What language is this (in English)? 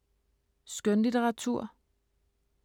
Danish